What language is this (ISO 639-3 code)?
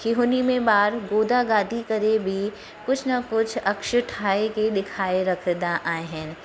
snd